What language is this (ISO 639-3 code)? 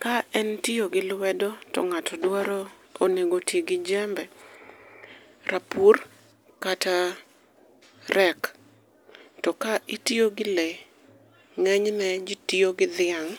luo